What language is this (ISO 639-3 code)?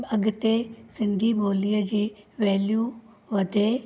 snd